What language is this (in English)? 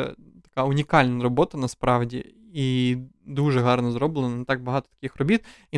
Ukrainian